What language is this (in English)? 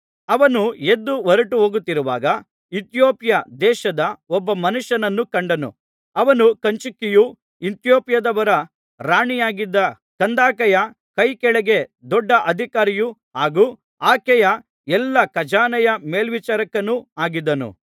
Kannada